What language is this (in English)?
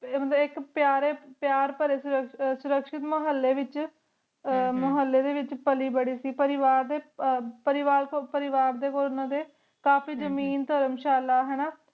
Punjabi